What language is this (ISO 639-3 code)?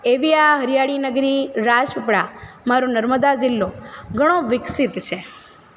guj